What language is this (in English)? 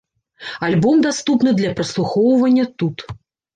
Belarusian